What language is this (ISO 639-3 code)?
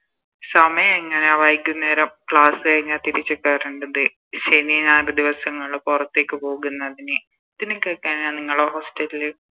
mal